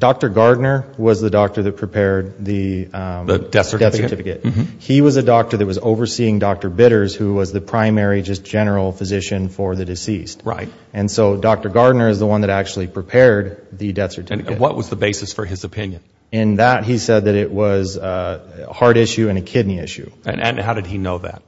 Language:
English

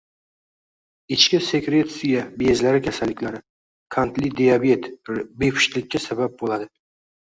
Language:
Uzbek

